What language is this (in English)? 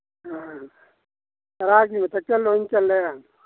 Manipuri